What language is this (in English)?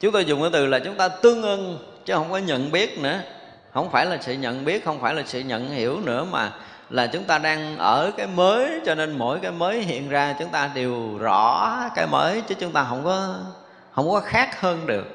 Vietnamese